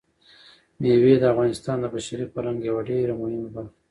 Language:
Pashto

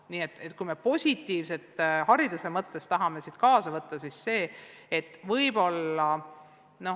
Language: Estonian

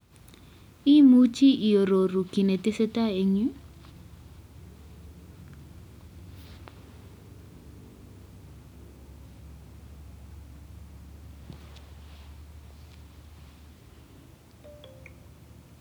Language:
Kalenjin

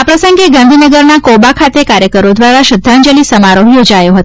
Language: Gujarati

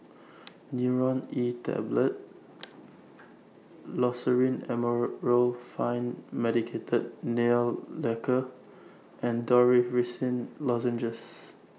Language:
English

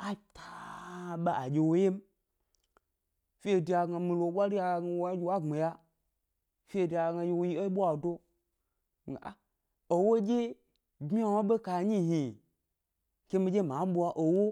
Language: Gbari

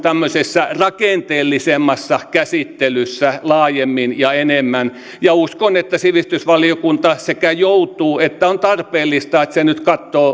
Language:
Finnish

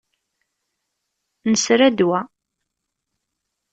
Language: Kabyle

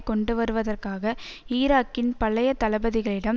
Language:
Tamil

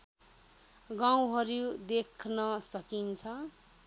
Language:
Nepali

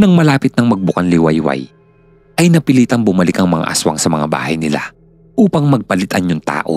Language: Filipino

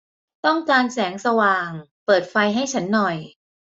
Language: Thai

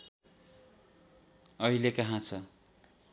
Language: Nepali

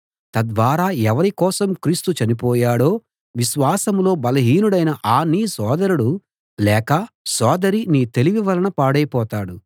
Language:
Telugu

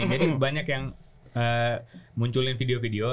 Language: Indonesian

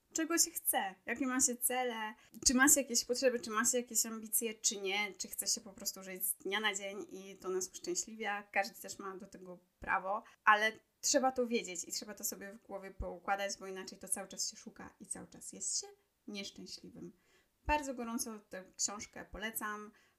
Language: Polish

